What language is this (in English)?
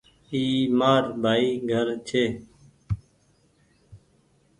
Goaria